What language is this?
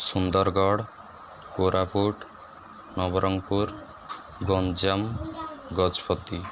Odia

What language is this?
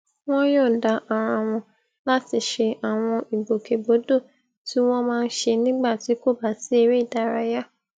Yoruba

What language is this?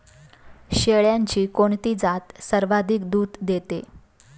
Marathi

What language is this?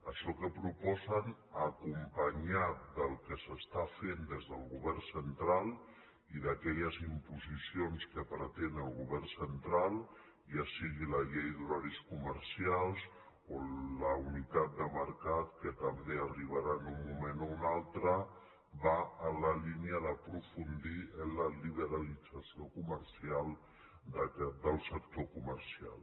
Catalan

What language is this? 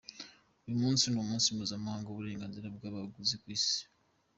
Kinyarwanda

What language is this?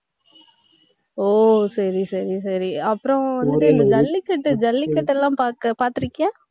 Tamil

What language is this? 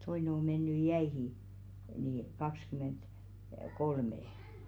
Finnish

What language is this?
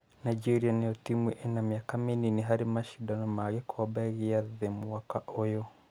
Kikuyu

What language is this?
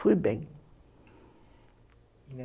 Portuguese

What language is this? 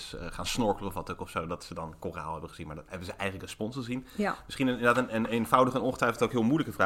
Dutch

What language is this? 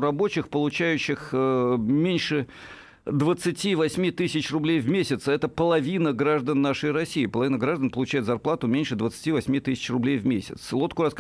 Russian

